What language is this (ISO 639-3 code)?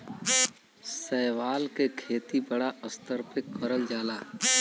bho